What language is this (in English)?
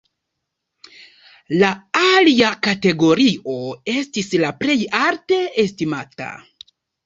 Esperanto